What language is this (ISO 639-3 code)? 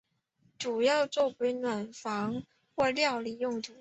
zho